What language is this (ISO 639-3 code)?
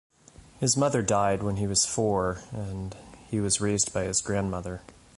eng